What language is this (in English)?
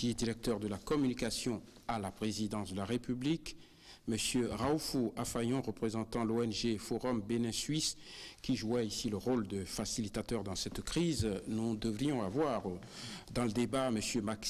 French